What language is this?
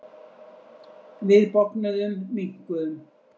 Icelandic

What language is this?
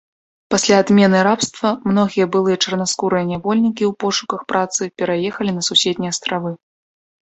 Belarusian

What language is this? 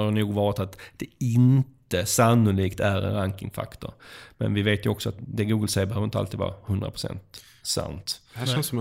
Swedish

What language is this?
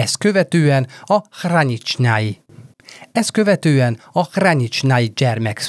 Hungarian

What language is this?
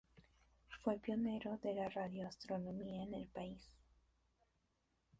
Spanish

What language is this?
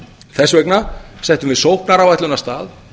Icelandic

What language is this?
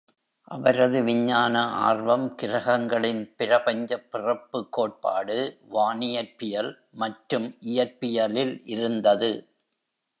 Tamil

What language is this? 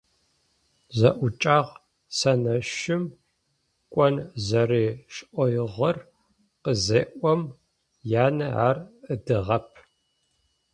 Adyghe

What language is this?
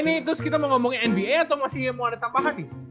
Indonesian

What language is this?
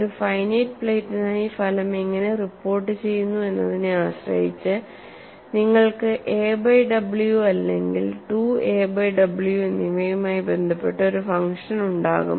Malayalam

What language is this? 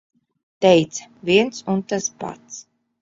Latvian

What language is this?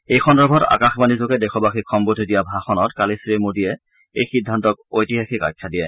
Assamese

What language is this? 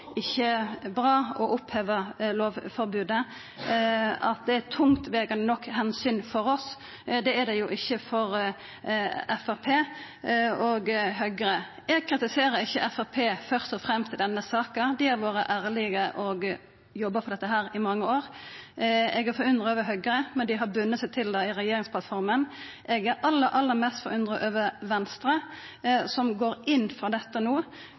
Norwegian Nynorsk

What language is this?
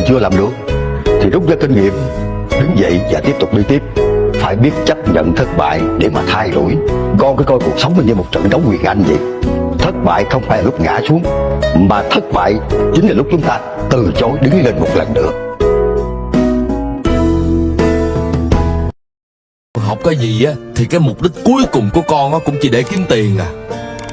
Vietnamese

